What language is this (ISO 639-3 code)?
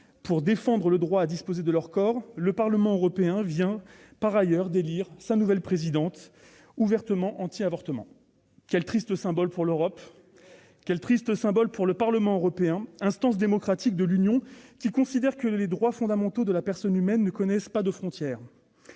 fra